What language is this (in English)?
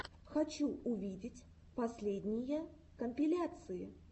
Russian